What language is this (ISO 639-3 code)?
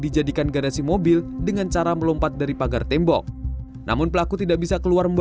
ind